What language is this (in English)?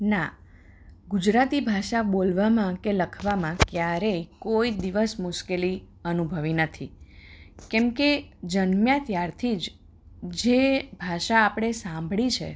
Gujarati